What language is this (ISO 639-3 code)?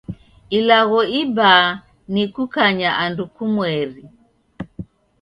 dav